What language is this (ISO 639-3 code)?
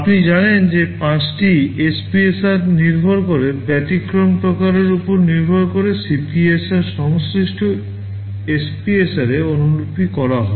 ben